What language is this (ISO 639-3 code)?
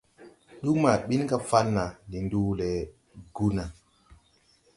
tui